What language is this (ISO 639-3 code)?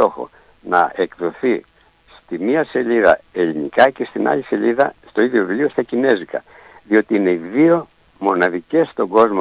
ell